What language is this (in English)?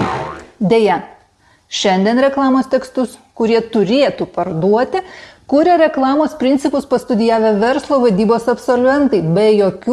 Lithuanian